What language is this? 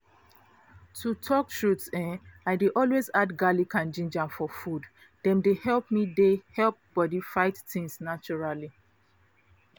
Nigerian Pidgin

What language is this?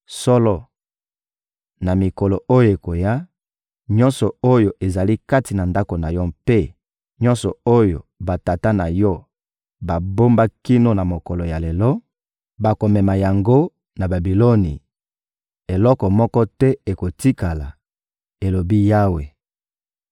Lingala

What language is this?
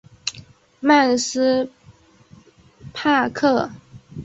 Chinese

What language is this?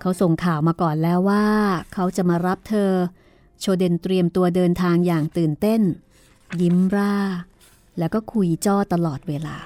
Thai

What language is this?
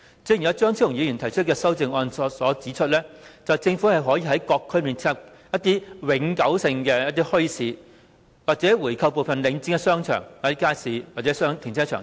Cantonese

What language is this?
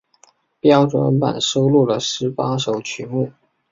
Chinese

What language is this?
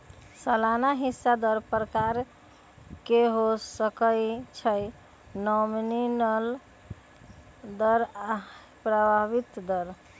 Magahi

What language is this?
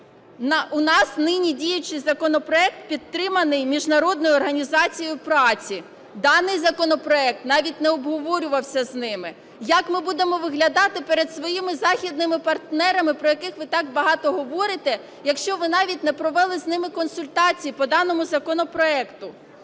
Ukrainian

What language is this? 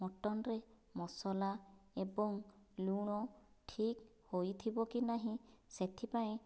Odia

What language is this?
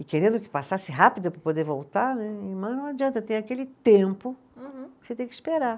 Portuguese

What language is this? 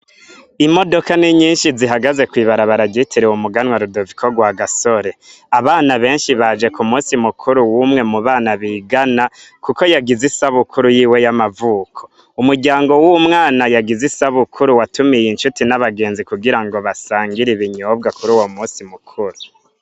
Rundi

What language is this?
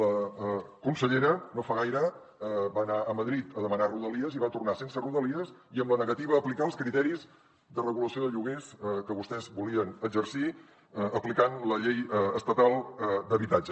Catalan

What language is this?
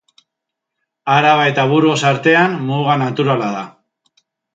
Basque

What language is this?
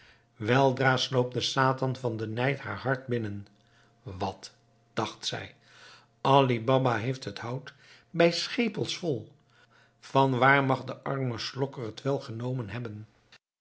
Dutch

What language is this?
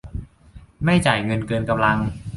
Thai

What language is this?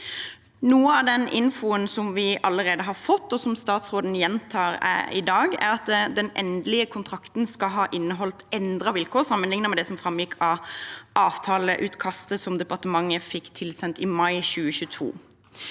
Norwegian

